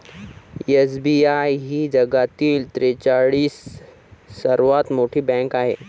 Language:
Marathi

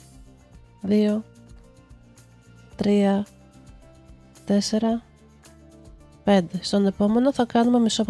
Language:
Greek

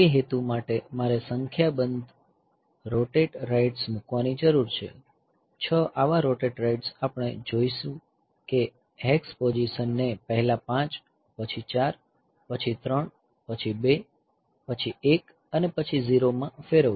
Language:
Gujarati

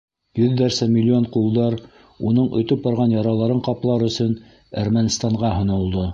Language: Bashkir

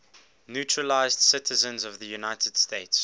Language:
English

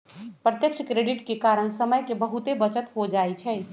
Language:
Magahi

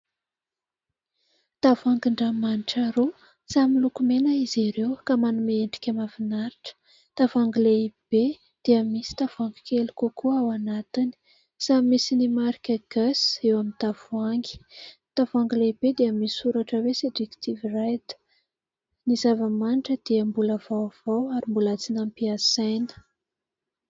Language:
Malagasy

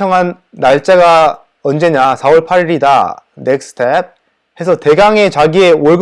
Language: Korean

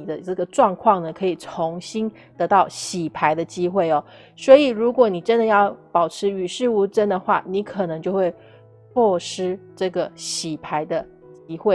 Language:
Chinese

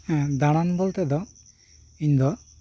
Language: Santali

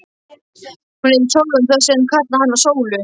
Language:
Icelandic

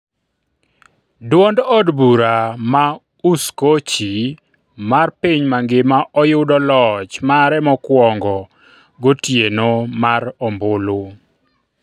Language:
Luo (Kenya and Tanzania)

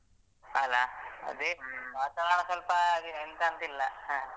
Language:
Kannada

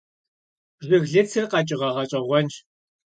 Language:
Kabardian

